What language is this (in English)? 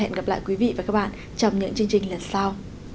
Vietnamese